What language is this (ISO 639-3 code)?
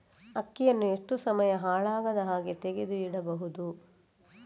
kan